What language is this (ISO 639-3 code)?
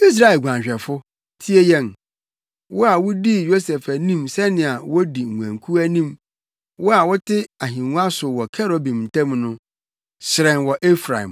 aka